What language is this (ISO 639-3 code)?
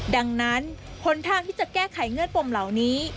tha